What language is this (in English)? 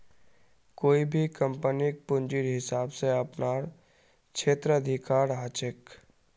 Magahi